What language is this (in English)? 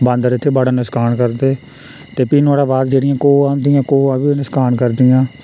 Dogri